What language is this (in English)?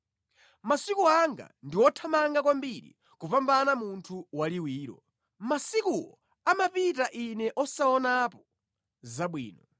Nyanja